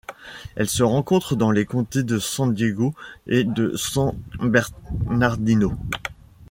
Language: French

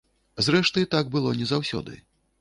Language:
Belarusian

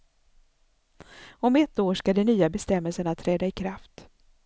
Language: Swedish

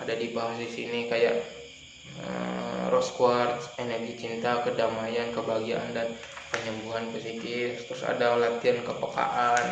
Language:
Indonesian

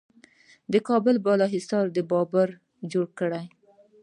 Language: Pashto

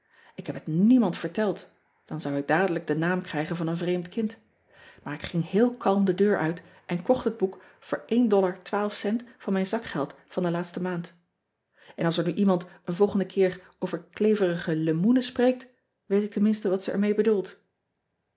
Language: Dutch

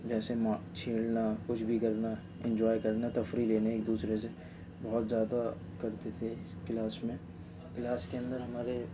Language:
Urdu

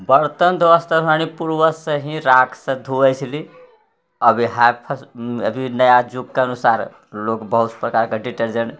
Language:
Maithili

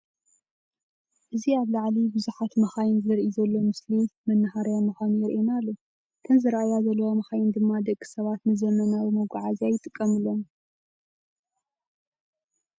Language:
Tigrinya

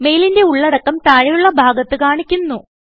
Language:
Malayalam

